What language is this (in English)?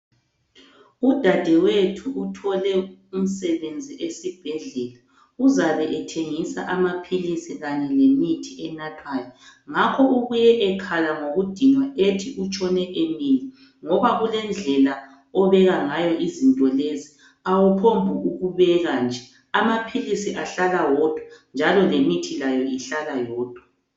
North Ndebele